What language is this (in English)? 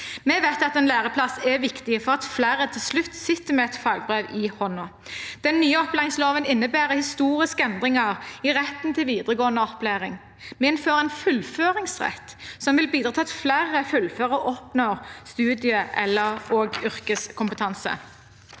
Norwegian